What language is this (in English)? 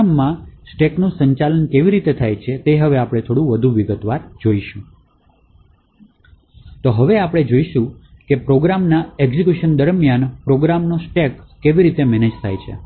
Gujarati